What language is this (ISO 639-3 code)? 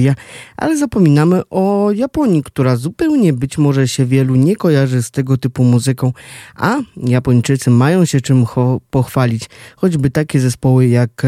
pol